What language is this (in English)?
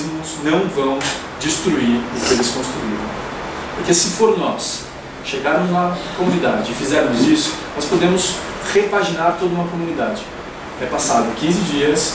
Portuguese